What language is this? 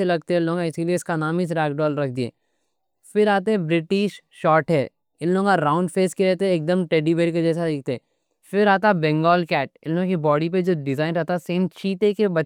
Deccan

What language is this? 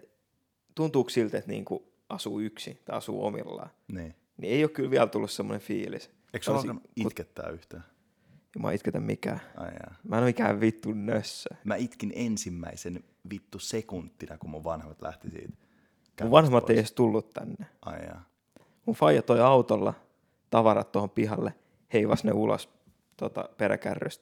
Finnish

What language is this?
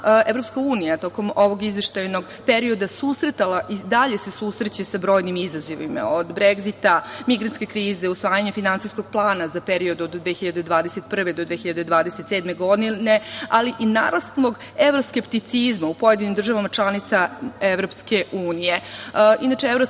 Serbian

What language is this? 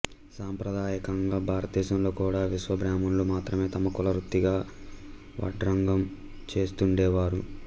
Telugu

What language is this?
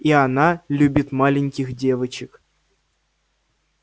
Russian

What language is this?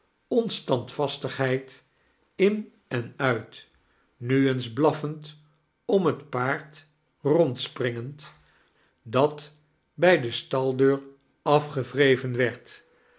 Dutch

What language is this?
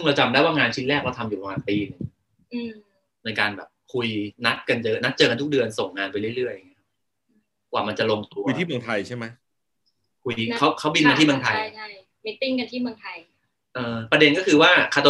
Thai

